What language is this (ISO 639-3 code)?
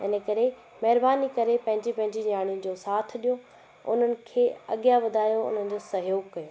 snd